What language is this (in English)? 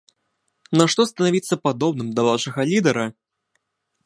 Belarusian